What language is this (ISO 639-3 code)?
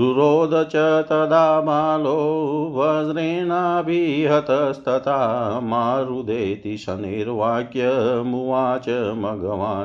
hin